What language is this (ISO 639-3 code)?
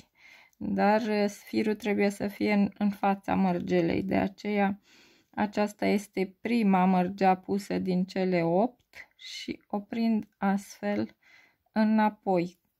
ron